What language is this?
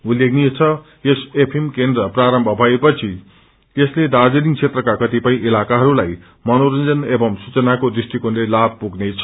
Nepali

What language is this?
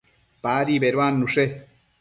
Matsés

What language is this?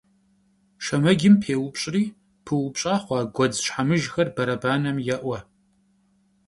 Kabardian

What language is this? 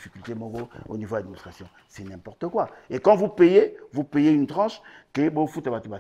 French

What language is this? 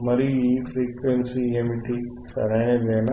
Telugu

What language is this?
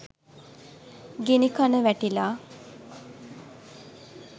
Sinhala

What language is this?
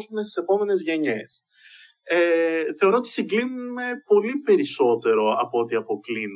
Greek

